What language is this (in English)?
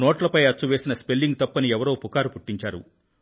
Telugu